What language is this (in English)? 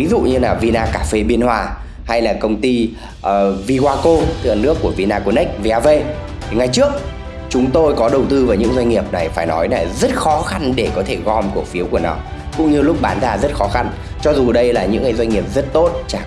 Vietnamese